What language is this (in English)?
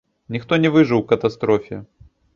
Belarusian